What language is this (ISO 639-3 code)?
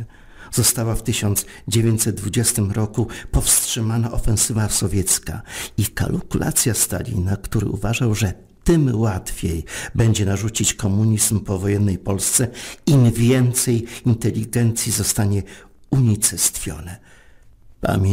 pol